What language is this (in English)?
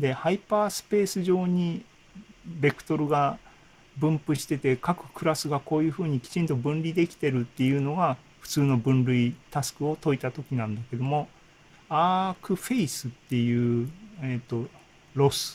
Japanese